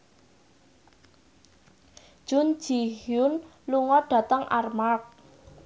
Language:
Javanese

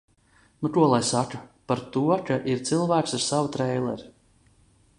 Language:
Latvian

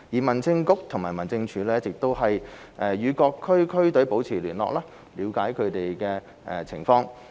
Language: Cantonese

